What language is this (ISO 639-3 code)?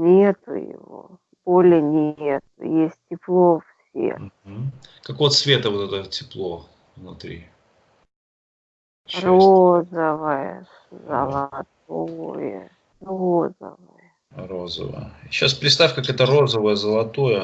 rus